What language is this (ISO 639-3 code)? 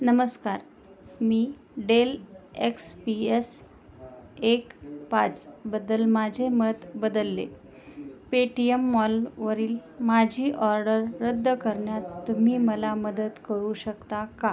mar